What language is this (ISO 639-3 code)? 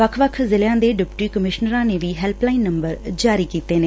pan